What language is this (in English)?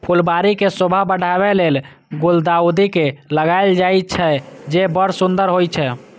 Maithili